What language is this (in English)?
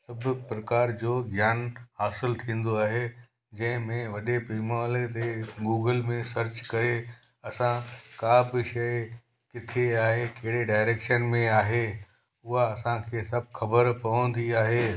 Sindhi